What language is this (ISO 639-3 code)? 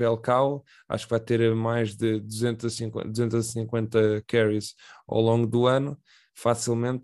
por